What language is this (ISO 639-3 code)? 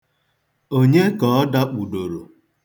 ibo